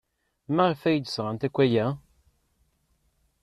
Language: Kabyle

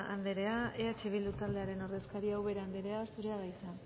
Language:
Basque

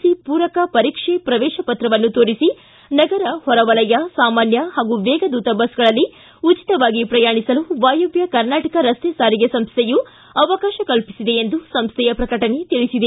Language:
Kannada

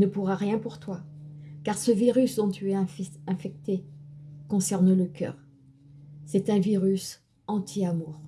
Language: French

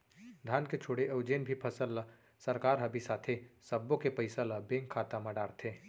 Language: Chhattisgarhi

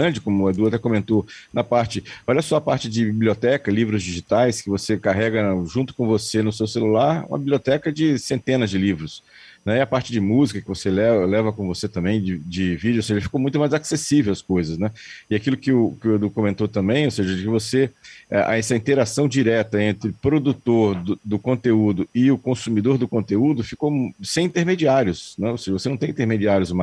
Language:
Portuguese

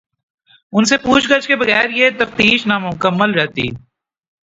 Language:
Urdu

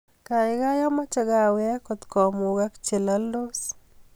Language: Kalenjin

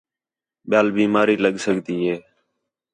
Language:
Khetrani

